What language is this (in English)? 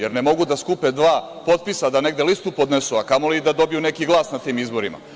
Serbian